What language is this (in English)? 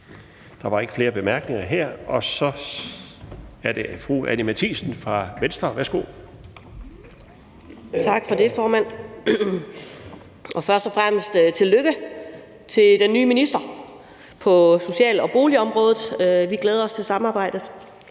Danish